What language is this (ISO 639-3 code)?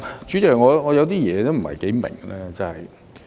yue